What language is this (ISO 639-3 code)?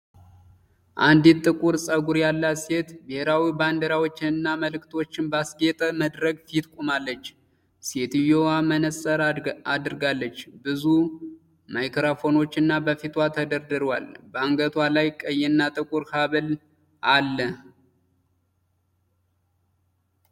amh